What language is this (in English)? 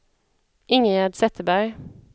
Swedish